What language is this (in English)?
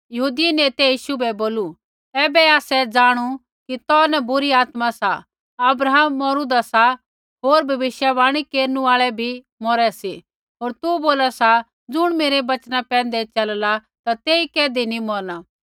Kullu Pahari